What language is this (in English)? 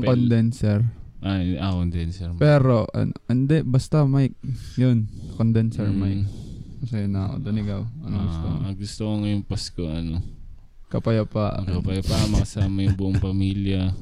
Filipino